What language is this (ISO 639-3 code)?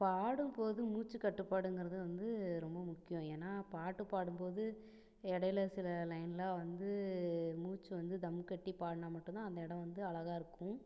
tam